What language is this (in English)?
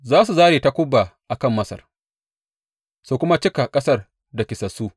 Hausa